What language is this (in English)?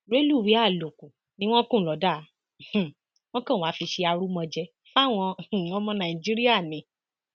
Yoruba